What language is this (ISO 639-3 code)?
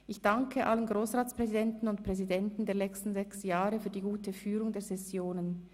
gsw